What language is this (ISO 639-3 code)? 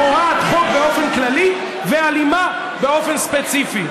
heb